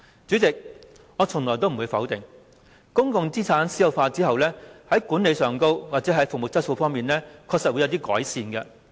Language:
Cantonese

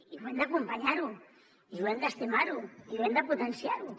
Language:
Catalan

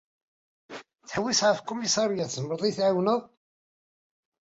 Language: Kabyle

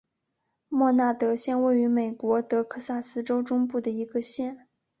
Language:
Chinese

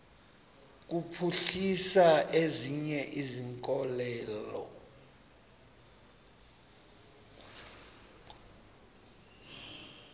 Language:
Xhosa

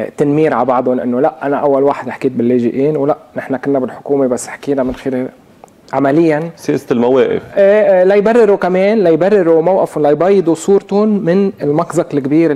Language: Arabic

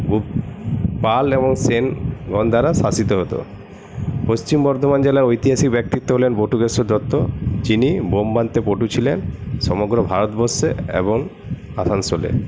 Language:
Bangla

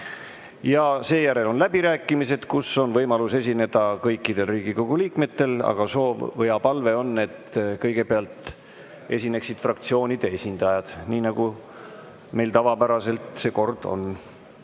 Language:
Estonian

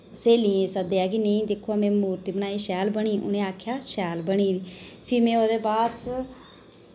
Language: Dogri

